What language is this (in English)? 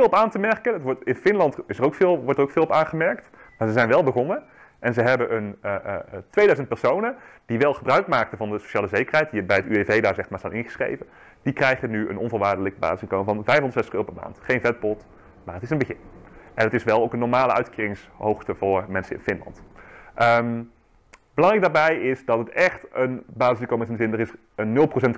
Dutch